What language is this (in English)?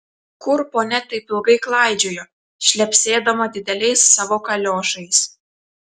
Lithuanian